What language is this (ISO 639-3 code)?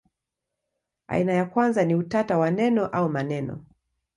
swa